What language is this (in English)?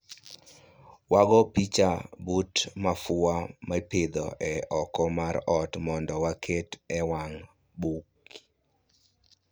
Luo (Kenya and Tanzania)